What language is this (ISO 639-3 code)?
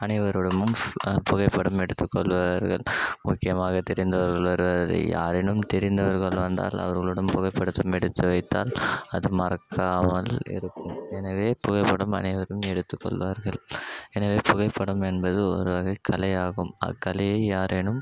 tam